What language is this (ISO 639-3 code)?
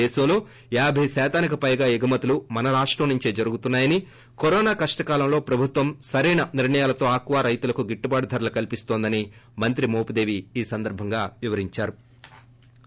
tel